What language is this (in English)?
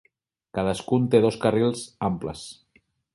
Catalan